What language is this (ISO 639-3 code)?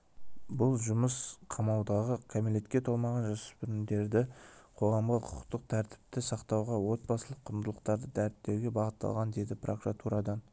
kaz